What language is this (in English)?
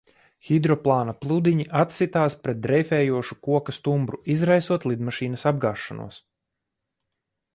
Latvian